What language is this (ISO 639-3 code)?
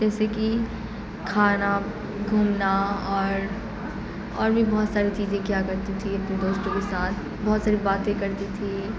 urd